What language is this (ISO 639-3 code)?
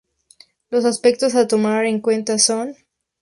spa